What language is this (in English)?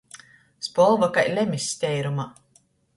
Latgalian